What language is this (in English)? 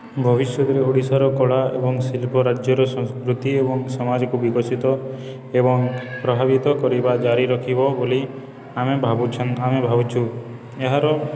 Odia